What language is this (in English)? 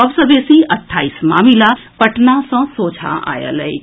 Maithili